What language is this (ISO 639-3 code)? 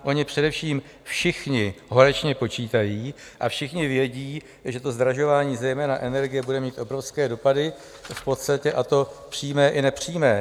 ces